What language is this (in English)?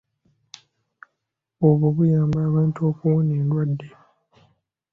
Ganda